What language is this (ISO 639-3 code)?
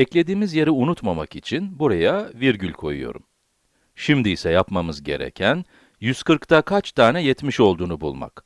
tur